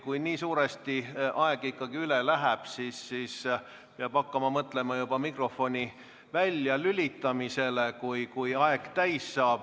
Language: Estonian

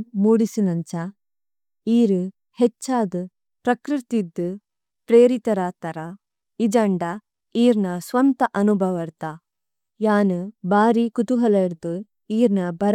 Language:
Tulu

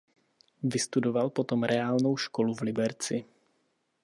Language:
Czech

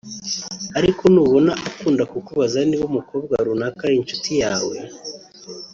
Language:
Kinyarwanda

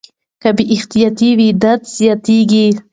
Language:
Pashto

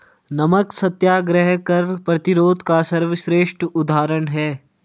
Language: Hindi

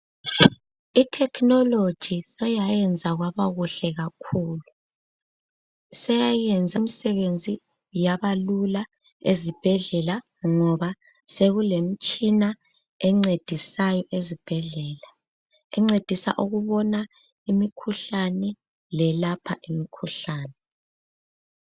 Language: North Ndebele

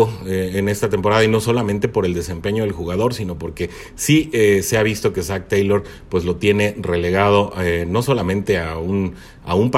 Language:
Spanish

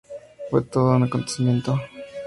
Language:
Spanish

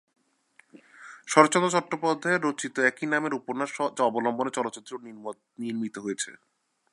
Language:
Bangla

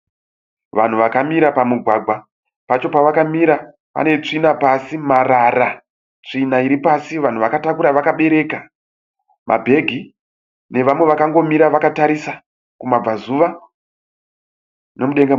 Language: Shona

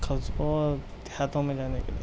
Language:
Urdu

